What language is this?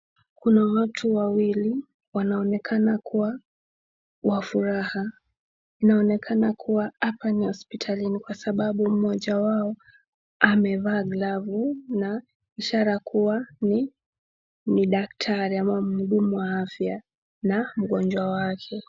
Swahili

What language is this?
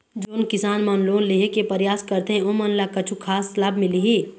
Chhattisgarhi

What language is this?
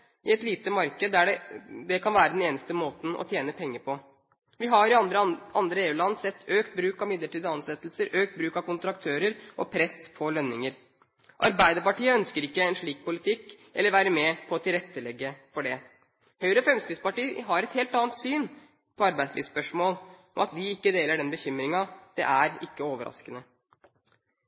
Norwegian Bokmål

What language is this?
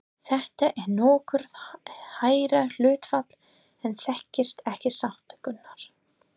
Icelandic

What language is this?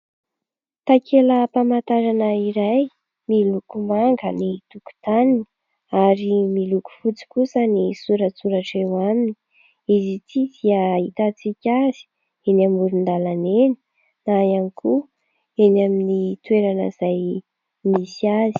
Malagasy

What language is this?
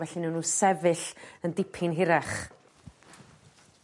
Welsh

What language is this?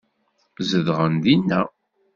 Kabyle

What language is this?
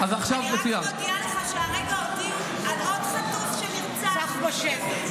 Hebrew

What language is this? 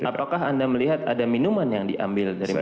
Indonesian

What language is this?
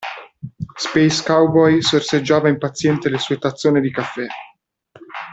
Italian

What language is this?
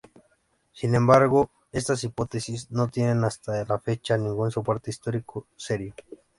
Spanish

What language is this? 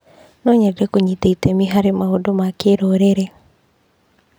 Kikuyu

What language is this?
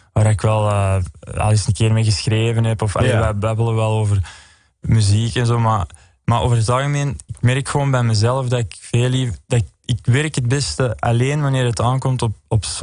Dutch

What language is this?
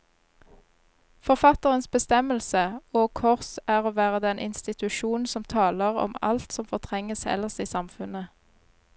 Norwegian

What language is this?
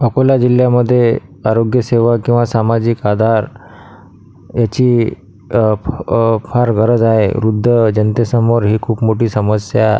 Marathi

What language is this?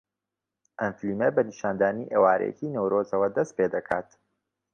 Central Kurdish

